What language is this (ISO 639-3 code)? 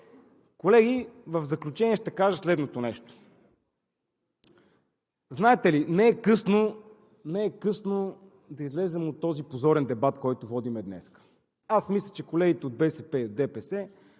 bul